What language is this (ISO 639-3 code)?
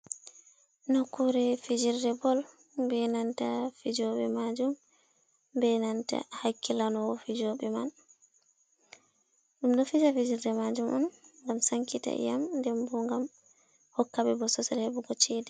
ful